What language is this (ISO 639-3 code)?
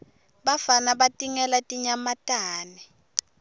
ssw